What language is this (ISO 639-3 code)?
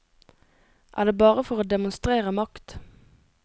nor